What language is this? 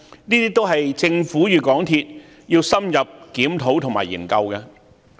Cantonese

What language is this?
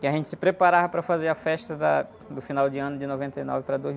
Portuguese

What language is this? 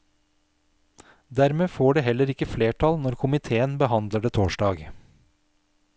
Norwegian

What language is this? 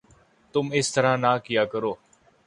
Urdu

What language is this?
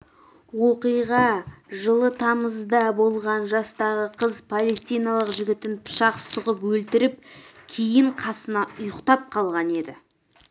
Kazakh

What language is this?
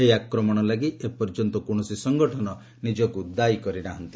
Odia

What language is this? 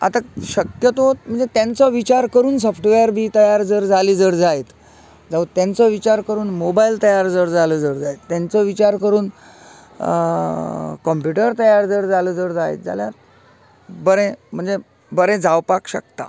Konkani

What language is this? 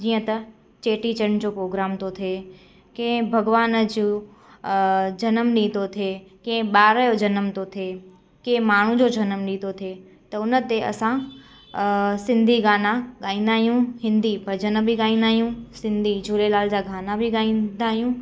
Sindhi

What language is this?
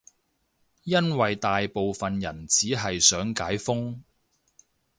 Cantonese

